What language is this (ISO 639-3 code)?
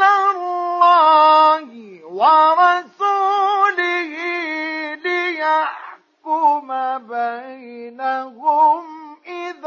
ara